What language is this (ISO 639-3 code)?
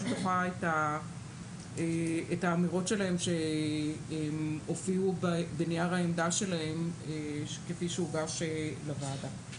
heb